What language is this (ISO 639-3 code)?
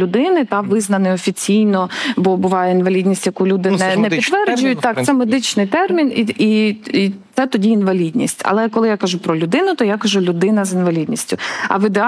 ukr